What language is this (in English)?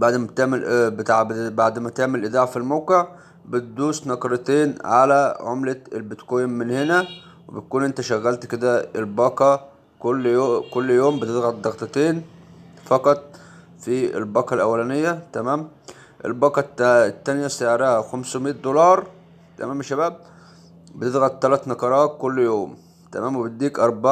Arabic